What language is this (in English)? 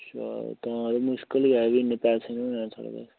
Dogri